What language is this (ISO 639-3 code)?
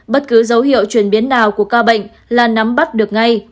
vie